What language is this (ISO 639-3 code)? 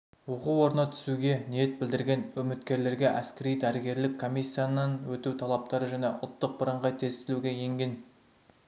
kaz